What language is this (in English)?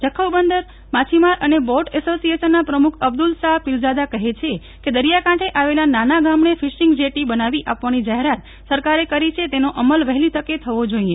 Gujarati